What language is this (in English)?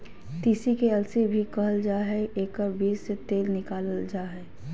Magahi